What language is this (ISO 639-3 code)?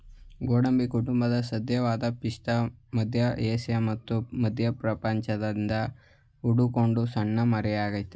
kan